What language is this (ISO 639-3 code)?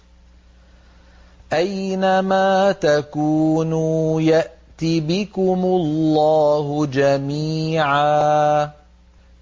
ara